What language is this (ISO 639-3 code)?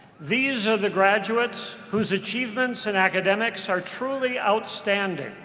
eng